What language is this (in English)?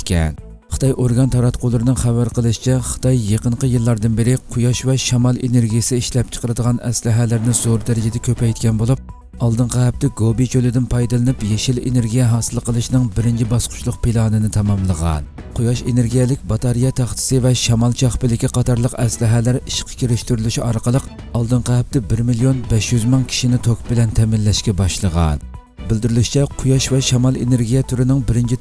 Turkish